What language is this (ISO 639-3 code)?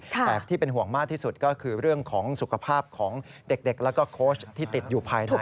tha